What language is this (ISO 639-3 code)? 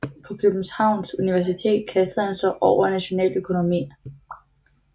dan